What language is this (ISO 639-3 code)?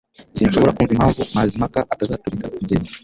kin